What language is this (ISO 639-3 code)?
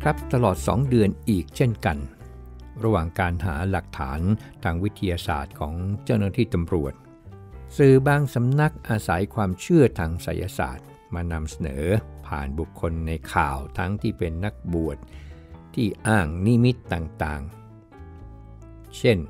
tha